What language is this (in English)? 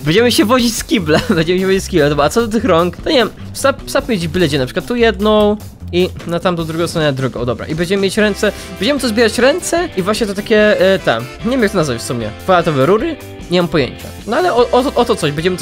Polish